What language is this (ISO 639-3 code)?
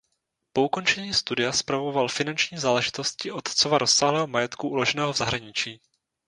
ces